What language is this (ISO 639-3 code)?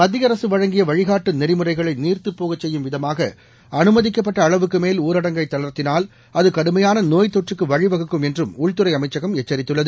tam